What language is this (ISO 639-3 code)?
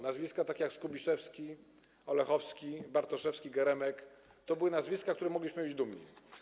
pol